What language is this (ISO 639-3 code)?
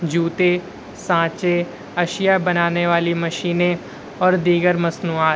urd